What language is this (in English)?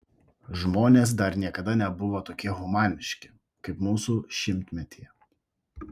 Lithuanian